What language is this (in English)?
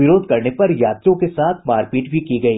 Hindi